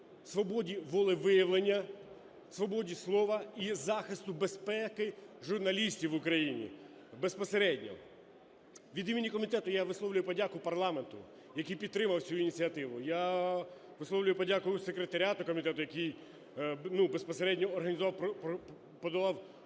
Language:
Ukrainian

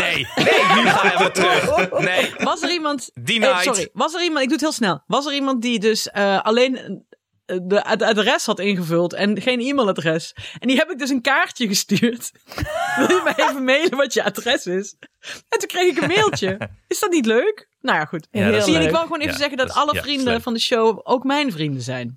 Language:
Dutch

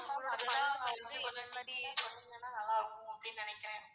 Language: Tamil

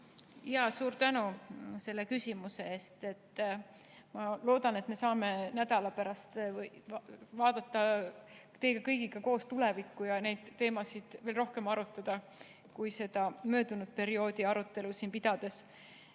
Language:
Estonian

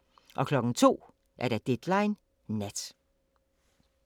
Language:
Danish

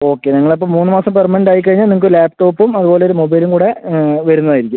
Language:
Malayalam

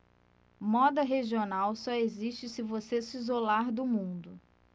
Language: Portuguese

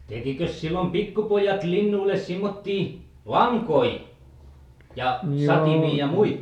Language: Finnish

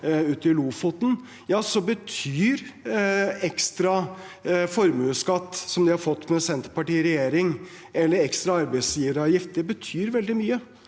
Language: Norwegian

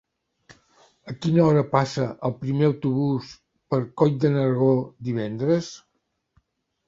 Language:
Catalan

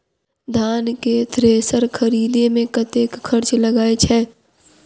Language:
Maithili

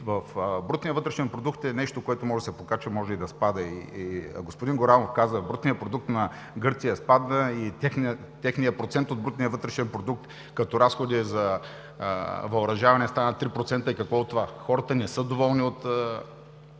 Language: Bulgarian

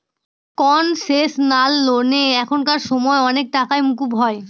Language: Bangla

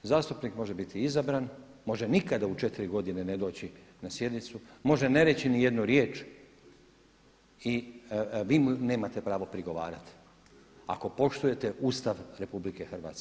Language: Croatian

